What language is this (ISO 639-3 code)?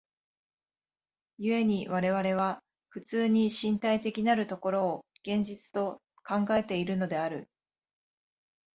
jpn